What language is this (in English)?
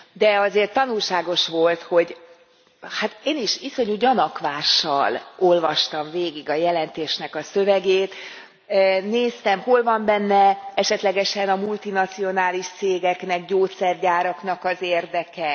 Hungarian